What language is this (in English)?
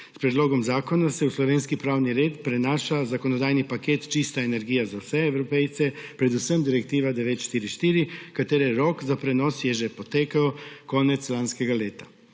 Slovenian